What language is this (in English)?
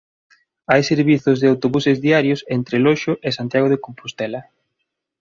Galician